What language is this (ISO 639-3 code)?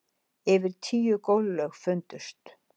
isl